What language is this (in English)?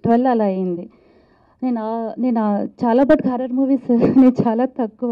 Telugu